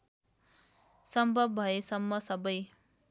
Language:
Nepali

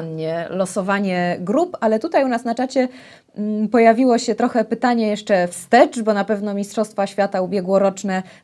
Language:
Polish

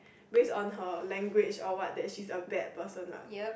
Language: English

